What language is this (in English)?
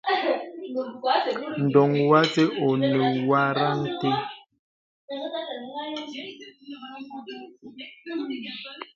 Bebele